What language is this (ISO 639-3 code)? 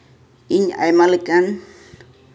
sat